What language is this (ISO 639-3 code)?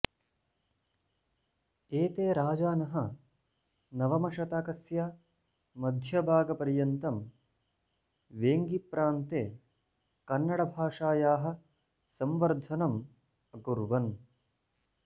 san